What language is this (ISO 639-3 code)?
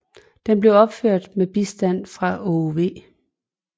dan